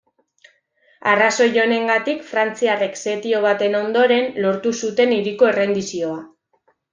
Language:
Basque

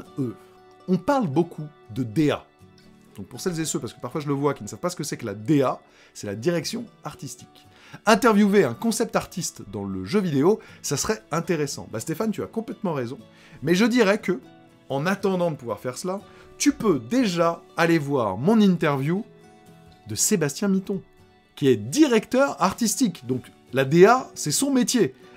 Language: French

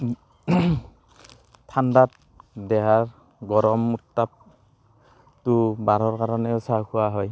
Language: Assamese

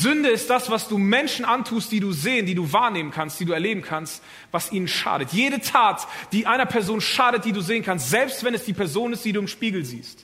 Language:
German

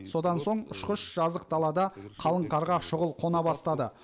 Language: Kazakh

